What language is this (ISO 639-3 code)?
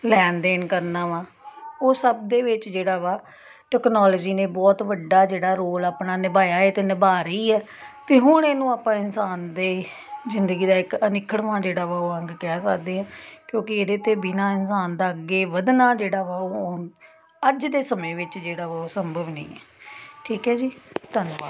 pan